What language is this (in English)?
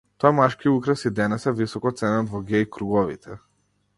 Macedonian